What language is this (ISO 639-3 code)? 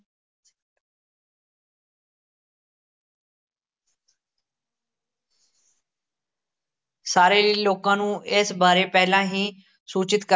pan